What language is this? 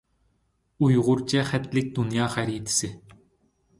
Uyghur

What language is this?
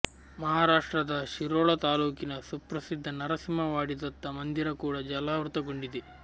Kannada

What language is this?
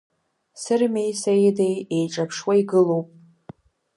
Abkhazian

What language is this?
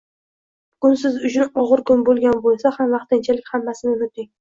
Uzbek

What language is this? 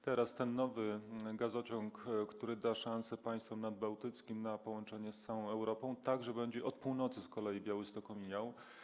Polish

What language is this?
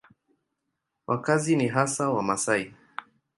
Swahili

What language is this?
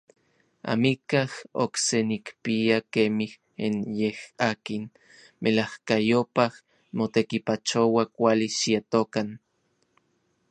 Orizaba Nahuatl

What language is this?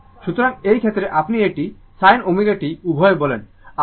Bangla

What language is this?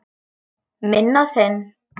Icelandic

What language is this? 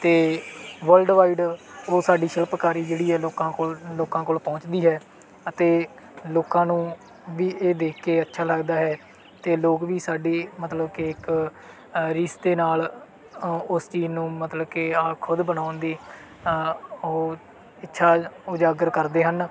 Punjabi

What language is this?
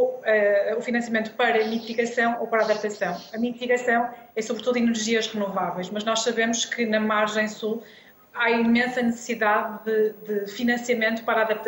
Portuguese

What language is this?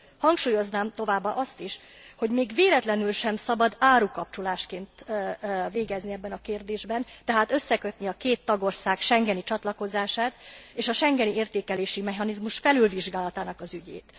Hungarian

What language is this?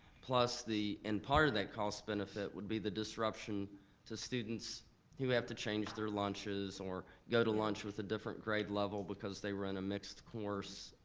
English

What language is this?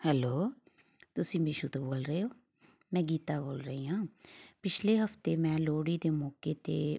Punjabi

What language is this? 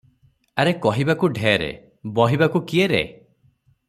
Odia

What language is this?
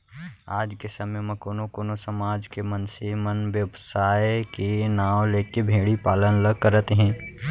Chhattisgarhi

